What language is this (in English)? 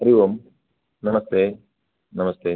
Sanskrit